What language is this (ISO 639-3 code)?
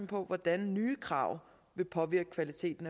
dan